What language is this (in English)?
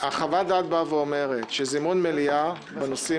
Hebrew